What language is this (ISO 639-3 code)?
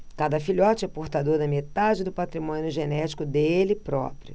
por